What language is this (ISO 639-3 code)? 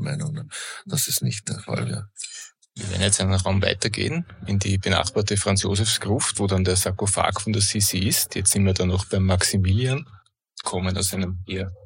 deu